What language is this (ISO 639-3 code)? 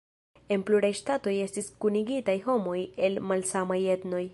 epo